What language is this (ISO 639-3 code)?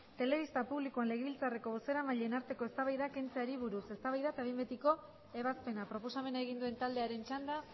eus